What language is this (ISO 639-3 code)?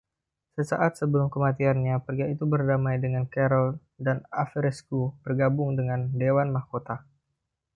ind